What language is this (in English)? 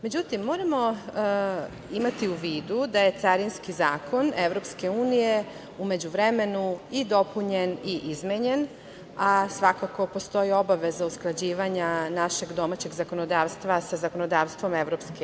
Serbian